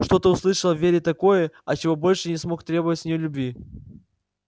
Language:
Russian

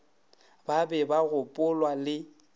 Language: Northern Sotho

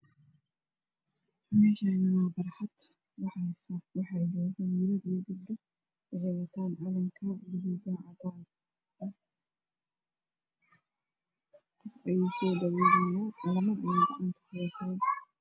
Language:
Somali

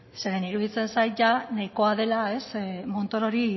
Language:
Basque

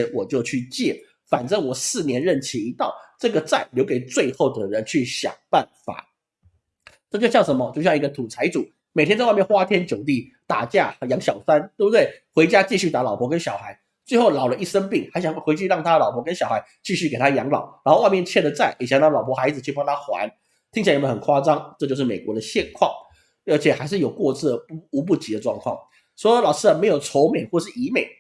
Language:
Chinese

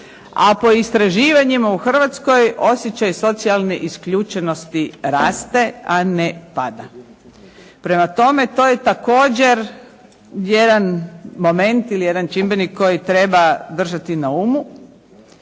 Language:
Croatian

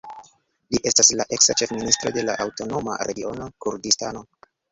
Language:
Esperanto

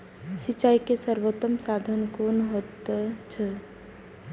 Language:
Maithili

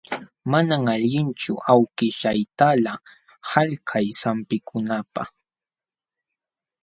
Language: Jauja Wanca Quechua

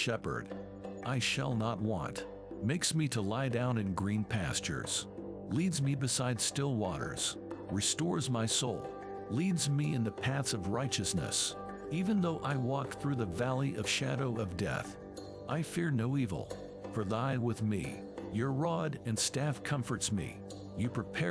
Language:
English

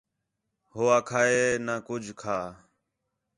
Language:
Khetrani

